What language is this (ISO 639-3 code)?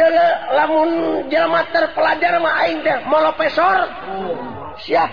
ind